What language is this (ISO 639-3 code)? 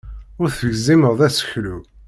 kab